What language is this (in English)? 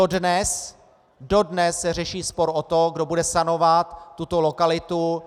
Czech